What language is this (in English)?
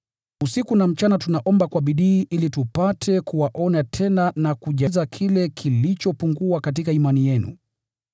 Swahili